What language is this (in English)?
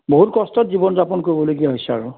Assamese